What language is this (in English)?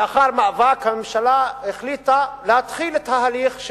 Hebrew